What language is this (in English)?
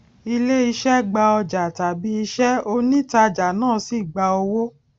Yoruba